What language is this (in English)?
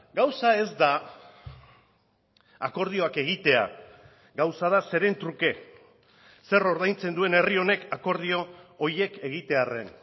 Basque